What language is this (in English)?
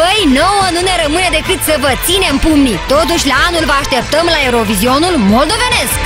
Romanian